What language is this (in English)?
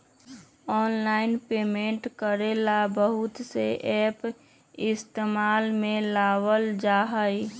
Magahi